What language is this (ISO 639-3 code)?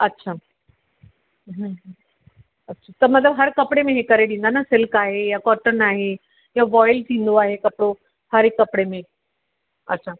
snd